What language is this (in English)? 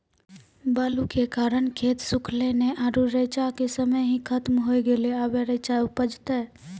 Maithili